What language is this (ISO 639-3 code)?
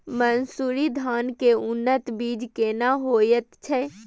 mai